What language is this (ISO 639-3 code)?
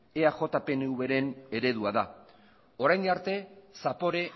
eus